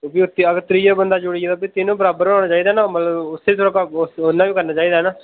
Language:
Dogri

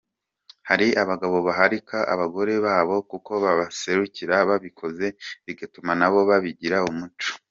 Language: Kinyarwanda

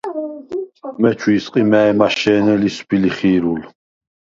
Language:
Svan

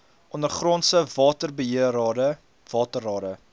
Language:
Afrikaans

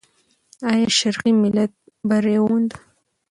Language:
Pashto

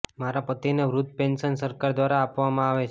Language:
Gujarati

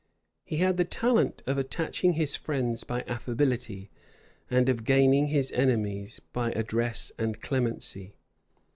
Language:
English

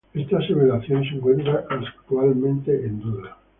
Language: Spanish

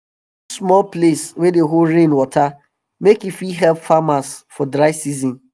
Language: Nigerian Pidgin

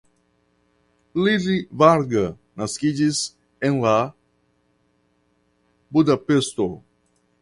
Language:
Esperanto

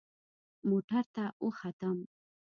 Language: Pashto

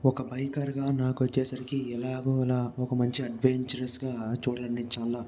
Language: Telugu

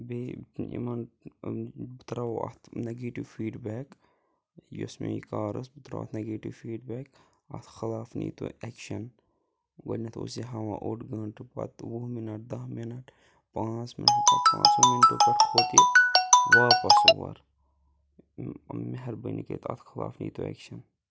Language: Kashmiri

